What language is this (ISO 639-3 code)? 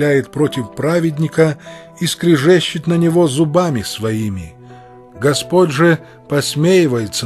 rus